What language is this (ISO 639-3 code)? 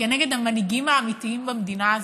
heb